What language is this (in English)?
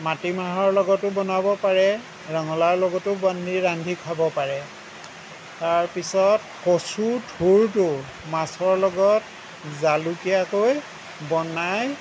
Assamese